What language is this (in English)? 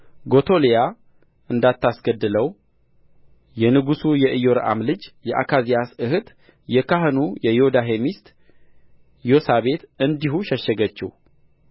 Amharic